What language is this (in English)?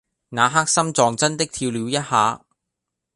Cantonese